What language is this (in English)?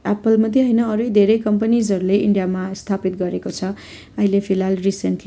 Nepali